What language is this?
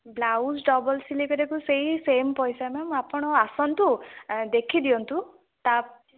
Odia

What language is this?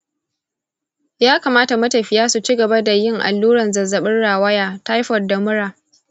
Hausa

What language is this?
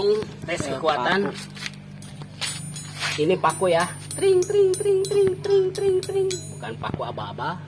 Indonesian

